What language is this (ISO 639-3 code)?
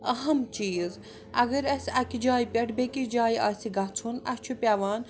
kas